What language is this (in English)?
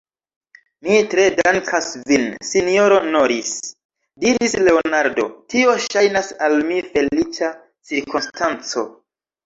Esperanto